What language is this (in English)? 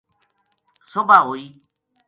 Gujari